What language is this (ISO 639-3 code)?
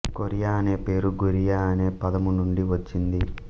tel